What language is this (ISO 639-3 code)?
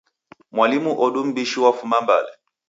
dav